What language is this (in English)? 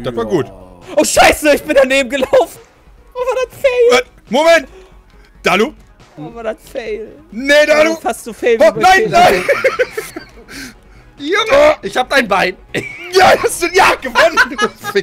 German